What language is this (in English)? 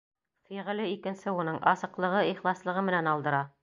Bashkir